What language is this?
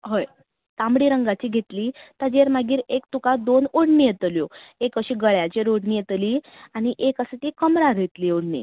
Konkani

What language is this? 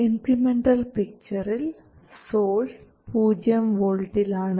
Malayalam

